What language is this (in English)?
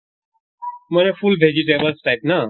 Assamese